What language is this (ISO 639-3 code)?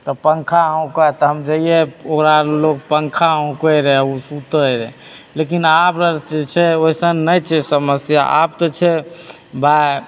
mai